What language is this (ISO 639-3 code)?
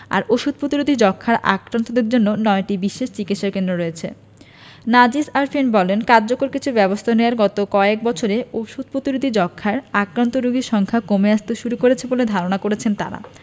ben